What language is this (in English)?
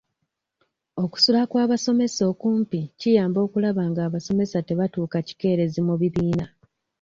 Ganda